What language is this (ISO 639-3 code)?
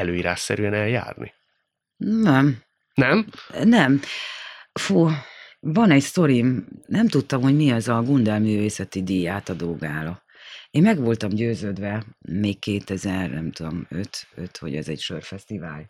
hun